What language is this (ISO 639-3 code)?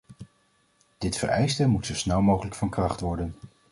nld